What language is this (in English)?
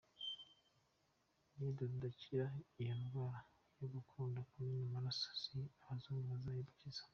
Kinyarwanda